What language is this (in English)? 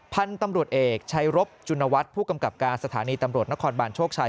Thai